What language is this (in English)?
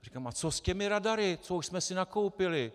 Czech